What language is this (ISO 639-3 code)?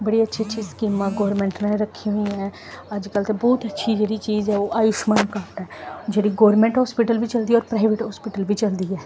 doi